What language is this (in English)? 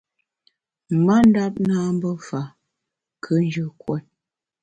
Bamun